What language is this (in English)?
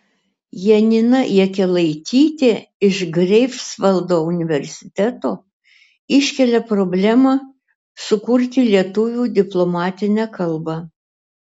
Lithuanian